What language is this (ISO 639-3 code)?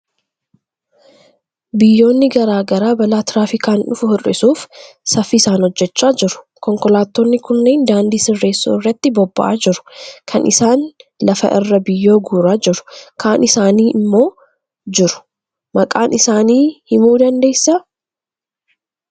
orm